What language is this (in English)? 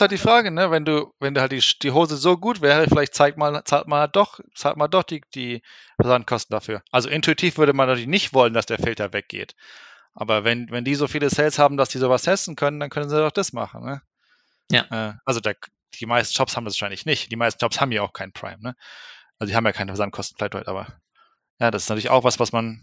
German